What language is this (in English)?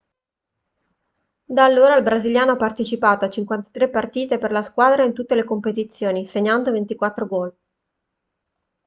Italian